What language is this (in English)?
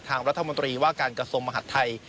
Thai